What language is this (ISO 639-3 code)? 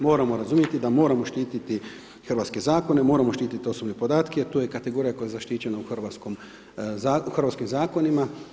hrv